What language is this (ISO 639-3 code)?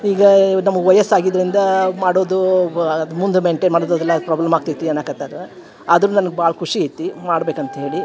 kan